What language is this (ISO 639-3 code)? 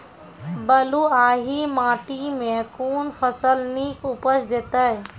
mai